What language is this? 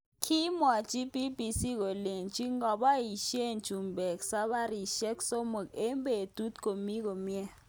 Kalenjin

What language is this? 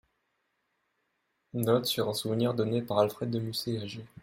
French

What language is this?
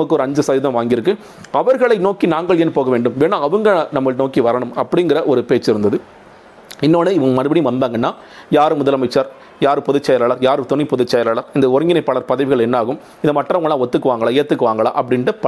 Tamil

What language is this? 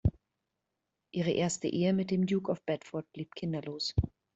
German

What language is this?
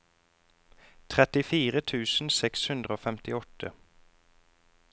Norwegian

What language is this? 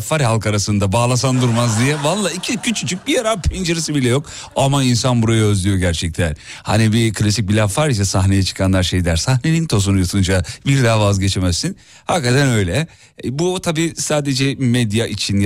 Turkish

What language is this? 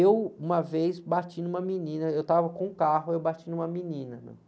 Portuguese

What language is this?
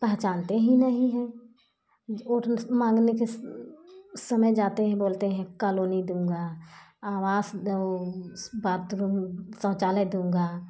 Hindi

